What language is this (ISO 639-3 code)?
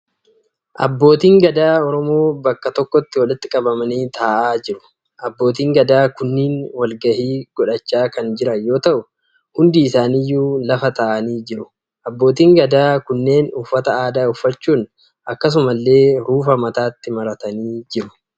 orm